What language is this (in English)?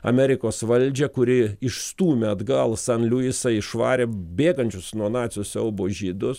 Lithuanian